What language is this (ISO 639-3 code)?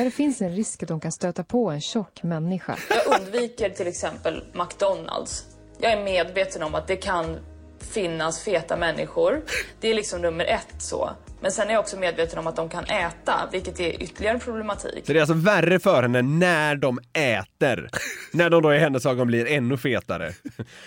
swe